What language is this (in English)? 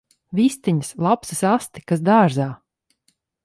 Latvian